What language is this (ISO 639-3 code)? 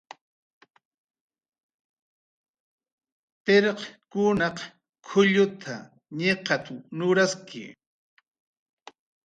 jqr